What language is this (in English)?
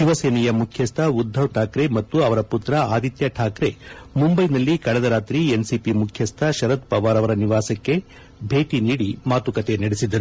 Kannada